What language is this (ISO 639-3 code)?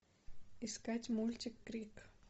rus